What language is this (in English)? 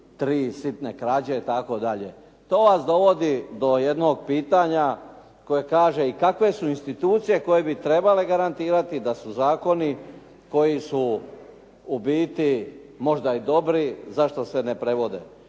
Croatian